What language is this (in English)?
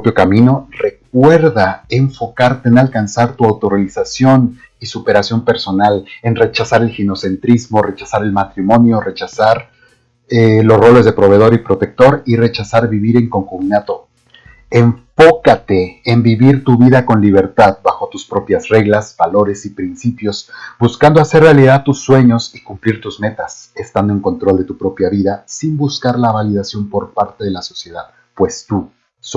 Spanish